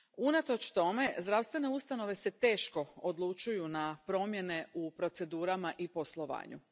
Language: Croatian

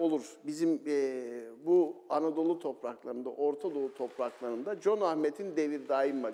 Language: Turkish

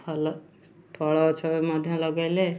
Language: Odia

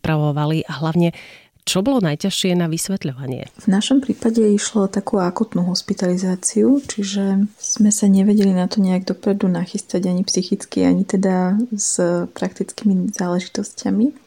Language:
Slovak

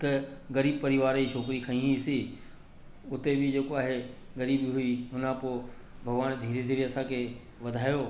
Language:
Sindhi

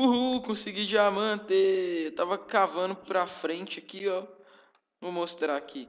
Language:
Portuguese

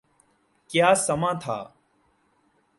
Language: Urdu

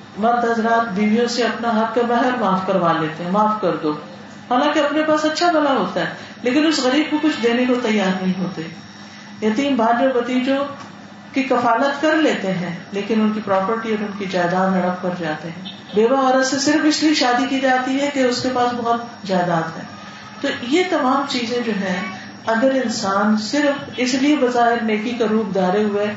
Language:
Urdu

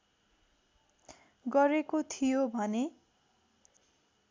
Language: Nepali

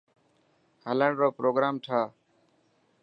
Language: Dhatki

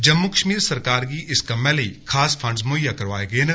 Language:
Dogri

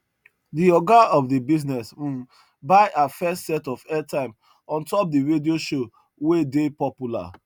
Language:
Nigerian Pidgin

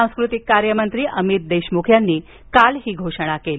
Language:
Marathi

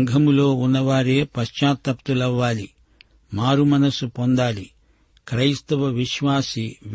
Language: Telugu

